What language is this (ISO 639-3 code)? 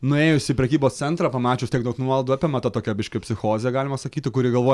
lit